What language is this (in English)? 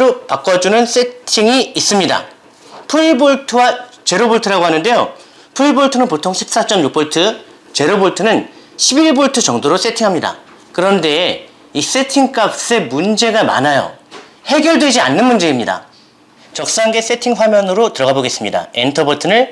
Korean